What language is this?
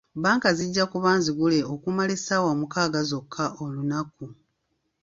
Ganda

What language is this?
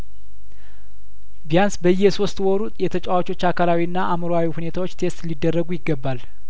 Amharic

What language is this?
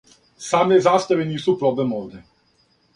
Serbian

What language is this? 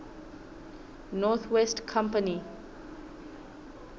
Southern Sotho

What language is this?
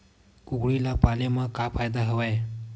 Chhattisgarhi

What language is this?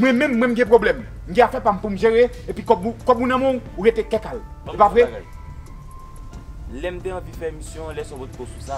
French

